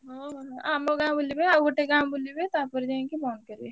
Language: Odia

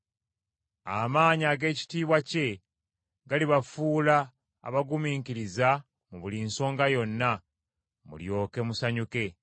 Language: Ganda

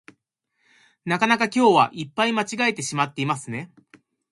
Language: Japanese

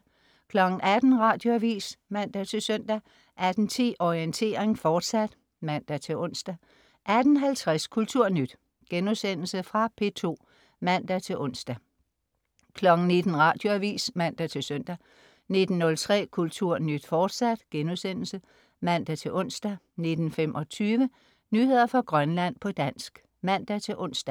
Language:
Danish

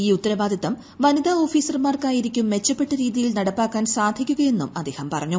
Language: Malayalam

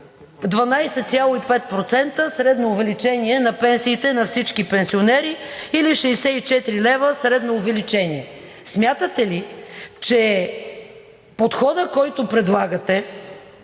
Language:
Bulgarian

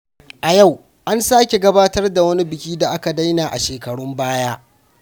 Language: Hausa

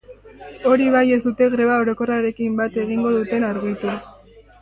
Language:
Basque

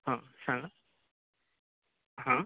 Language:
Marathi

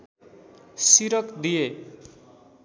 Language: Nepali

